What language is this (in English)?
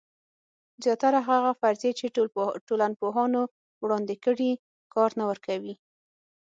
Pashto